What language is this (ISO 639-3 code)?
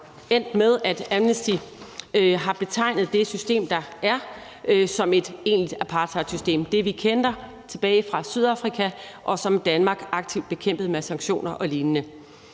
dan